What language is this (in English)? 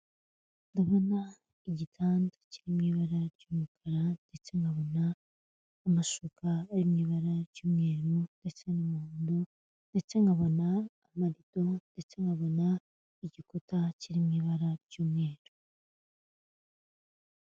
Kinyarwanda